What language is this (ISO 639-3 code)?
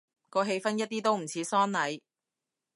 yue